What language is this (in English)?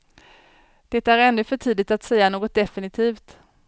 Swedish